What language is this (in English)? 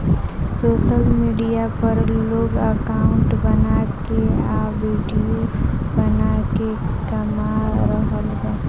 Bhojpuri